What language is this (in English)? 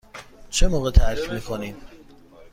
Persian